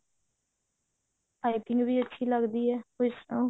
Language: Punjabi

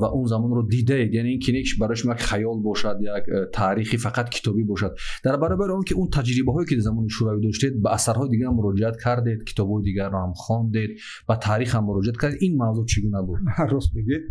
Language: Persian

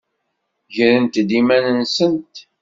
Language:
Kabyle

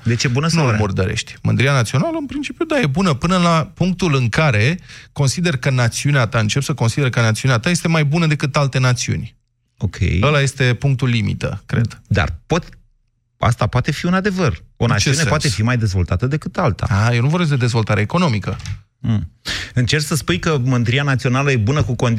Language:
Romanian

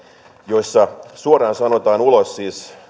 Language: Finnish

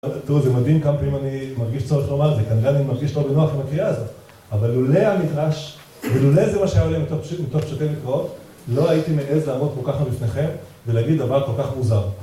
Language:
Hebrew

